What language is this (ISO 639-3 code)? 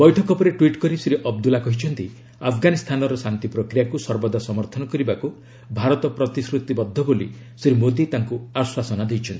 ori